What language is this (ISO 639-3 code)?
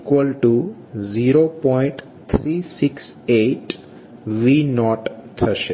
guj